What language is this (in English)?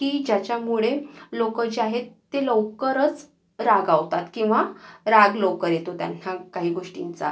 Marathi